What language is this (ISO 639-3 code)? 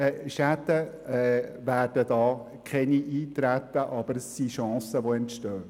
gsw